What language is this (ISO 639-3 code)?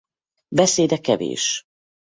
hun